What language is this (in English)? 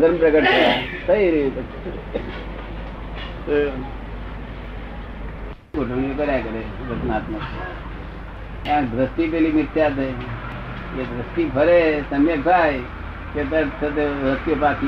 Gujarati